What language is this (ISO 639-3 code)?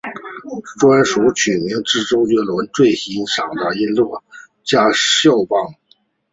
zho